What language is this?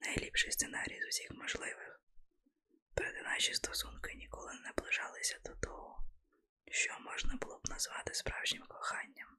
Ukrainian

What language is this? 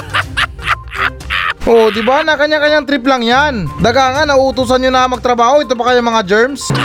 Filipino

